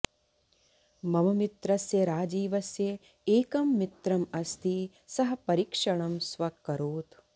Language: Sanskrit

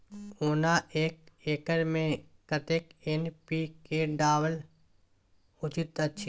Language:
Maithili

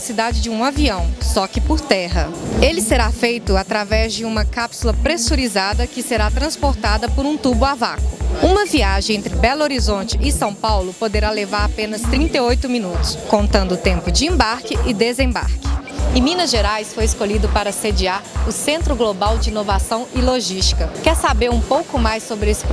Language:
Portuguese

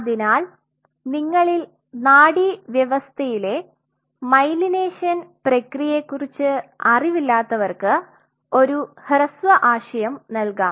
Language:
Malayalam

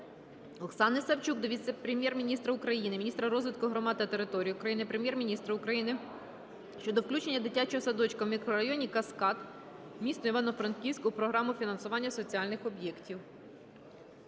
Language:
Ukrainian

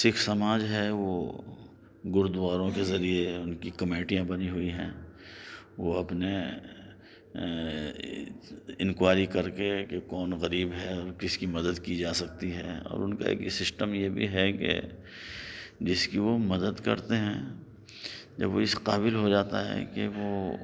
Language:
Urdu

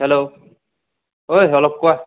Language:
Assamese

